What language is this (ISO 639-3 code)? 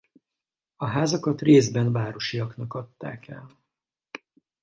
hun